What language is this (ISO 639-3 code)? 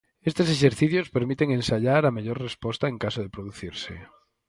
glg